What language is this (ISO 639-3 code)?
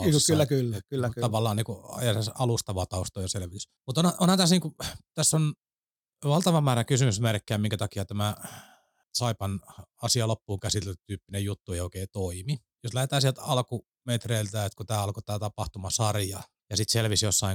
fin